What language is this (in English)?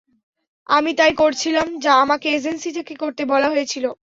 Bangla